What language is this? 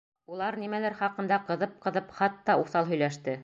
Bashkir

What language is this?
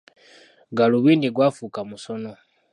Ganda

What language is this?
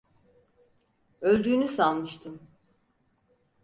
Turkish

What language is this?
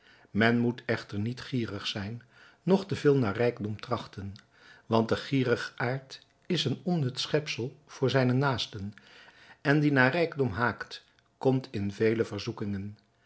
Dutch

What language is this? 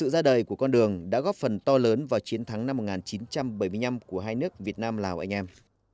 Vietnamese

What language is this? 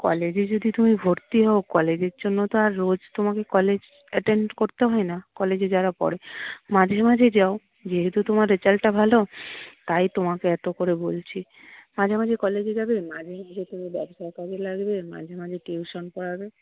Bangla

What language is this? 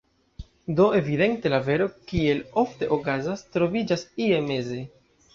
Esperanto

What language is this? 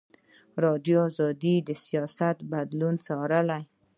Pashto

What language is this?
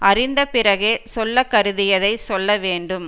Tamil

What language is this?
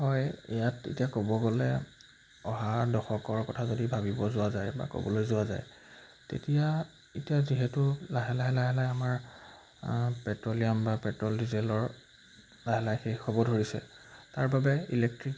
Assamese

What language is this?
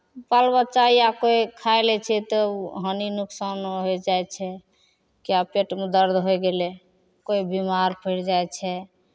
Maithili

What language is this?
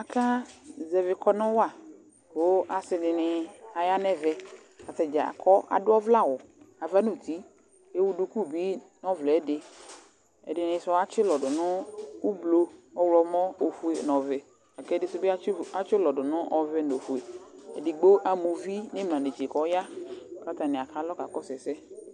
Ikposo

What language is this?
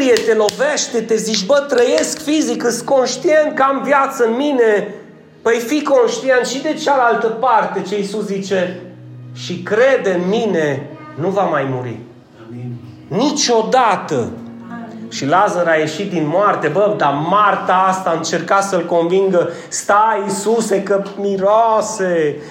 Romanian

